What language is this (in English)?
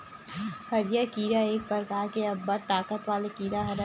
Chhattisgarhi